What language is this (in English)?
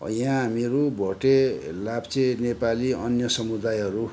Nepali